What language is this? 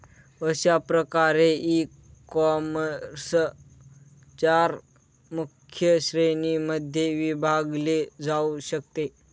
Marathi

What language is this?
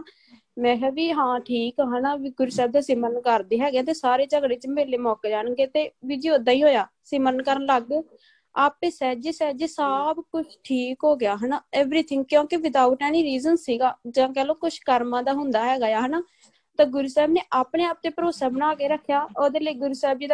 Punjabi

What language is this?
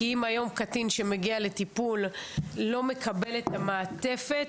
Hebrew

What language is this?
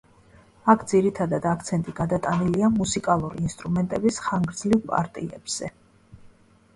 Georgian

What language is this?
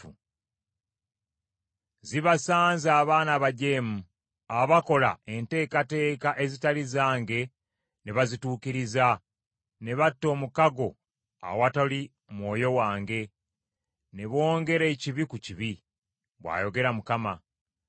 Ganda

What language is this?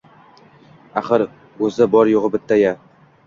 Uzbek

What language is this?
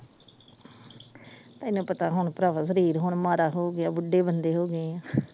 Punjabi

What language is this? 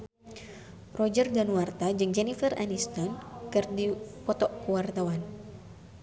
Sundanese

